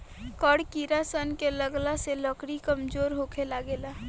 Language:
Bhojpuri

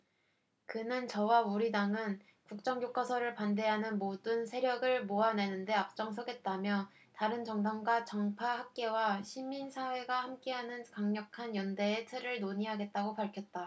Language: Korean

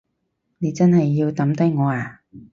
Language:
Cantonese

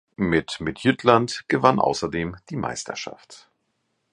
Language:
German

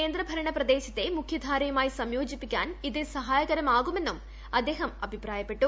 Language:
Malayalam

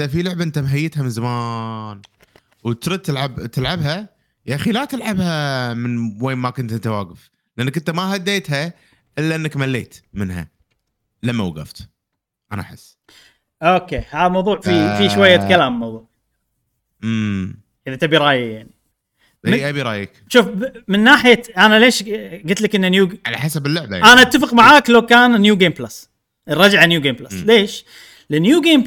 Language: Arabic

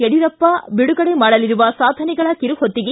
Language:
Kannada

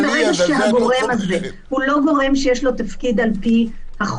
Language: Hebrew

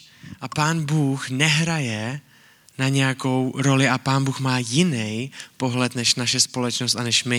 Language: Czech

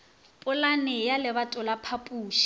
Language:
Northern Sotho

